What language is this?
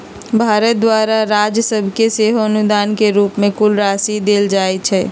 Magahi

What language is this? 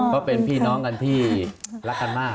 Thai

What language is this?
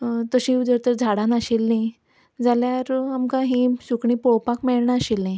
Konkani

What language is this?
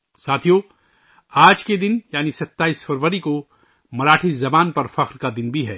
Urdu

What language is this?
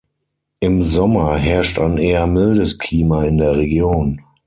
German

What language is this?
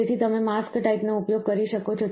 Gujarati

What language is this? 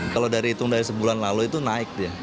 Indonesian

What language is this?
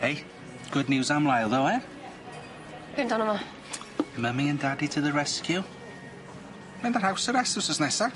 Welsh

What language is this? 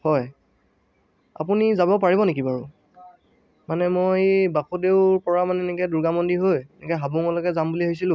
Assamese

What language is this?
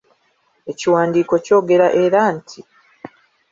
Ganda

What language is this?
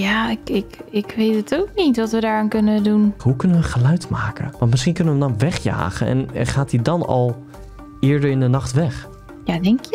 Dutch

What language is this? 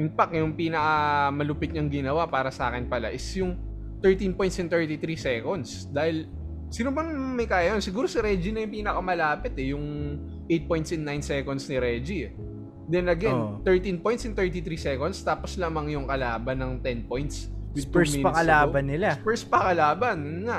Filipino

